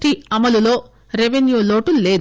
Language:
Telugu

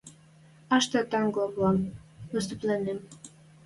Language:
Western Mari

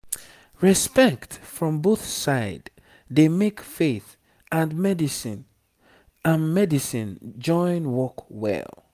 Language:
Nigerian Pidgin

